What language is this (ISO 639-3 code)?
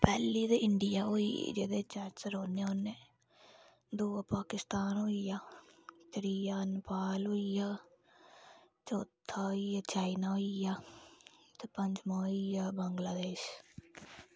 doi